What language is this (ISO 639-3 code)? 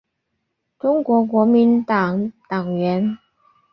zho